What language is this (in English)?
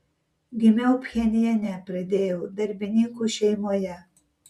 Lithuanian